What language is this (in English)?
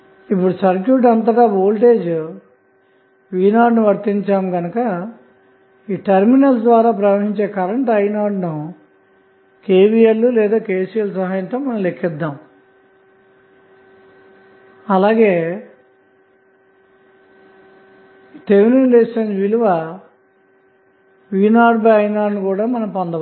Telugu